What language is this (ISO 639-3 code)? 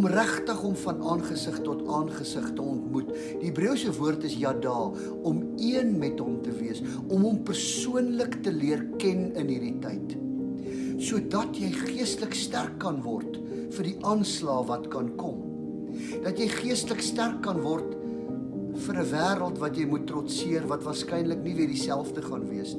nld